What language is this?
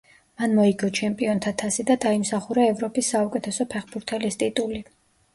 Georgian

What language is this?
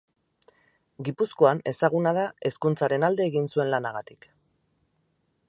Basque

